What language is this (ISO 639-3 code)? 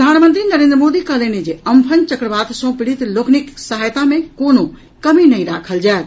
mai